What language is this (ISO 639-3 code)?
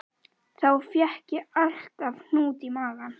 isl